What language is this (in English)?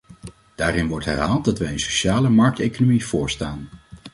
Dutch